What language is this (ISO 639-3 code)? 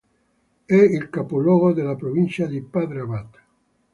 ita